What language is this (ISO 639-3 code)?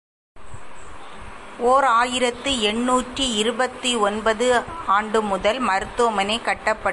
tam